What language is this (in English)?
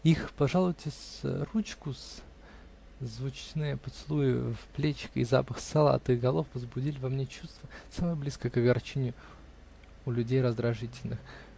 Russian